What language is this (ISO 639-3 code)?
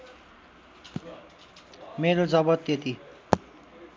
nep